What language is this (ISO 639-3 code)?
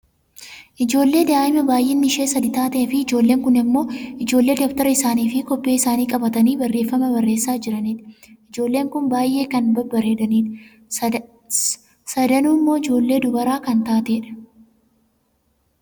orm